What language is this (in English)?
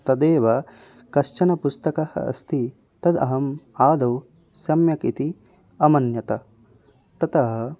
Sanskrit